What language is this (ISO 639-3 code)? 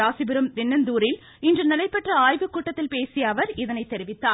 tam